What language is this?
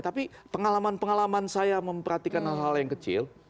Indonesian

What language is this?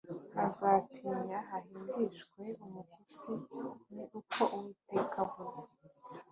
Kinyarwanda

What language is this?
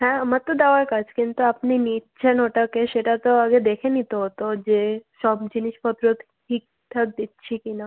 Bangla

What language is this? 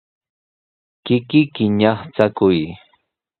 Sihuas Ancash Quechua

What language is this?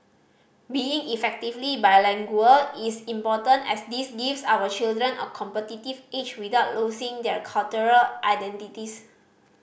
English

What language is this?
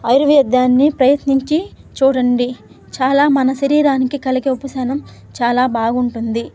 Telugu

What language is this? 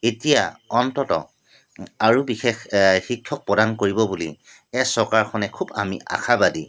Assamese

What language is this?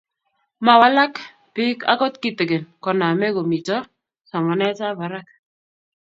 Kalenjin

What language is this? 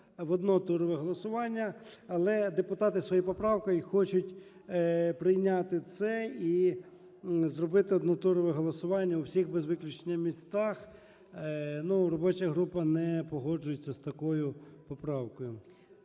Ukrainian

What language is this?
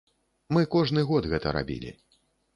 Belarusian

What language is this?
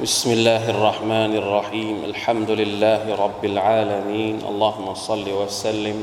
Thai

